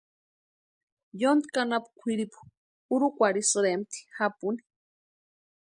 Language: Western Highland Purepecha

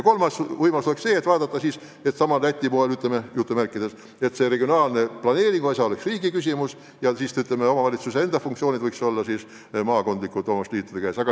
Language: Estonian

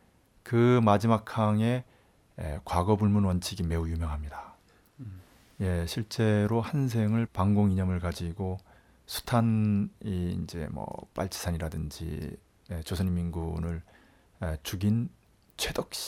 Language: Korean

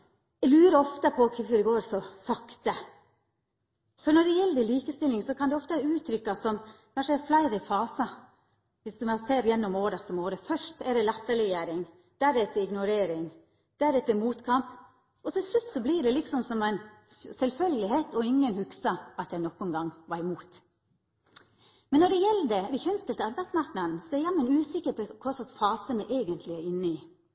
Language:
Norwegian Nynorsk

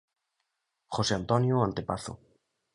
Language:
Galician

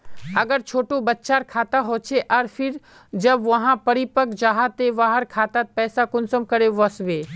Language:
Magahi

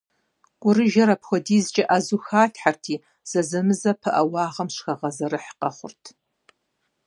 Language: Kabardian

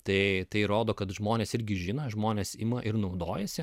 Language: Lithuanian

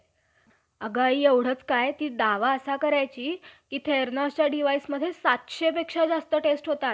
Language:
Marathi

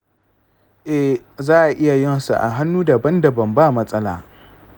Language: Hausa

